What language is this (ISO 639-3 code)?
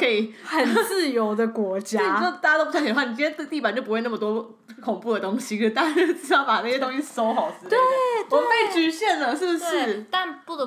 zho